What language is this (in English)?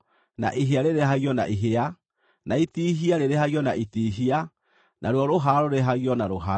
Kikuyu